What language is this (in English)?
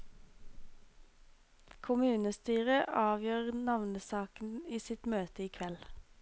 Norwegian